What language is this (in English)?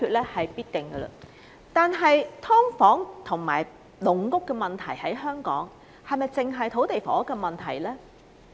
Cantonese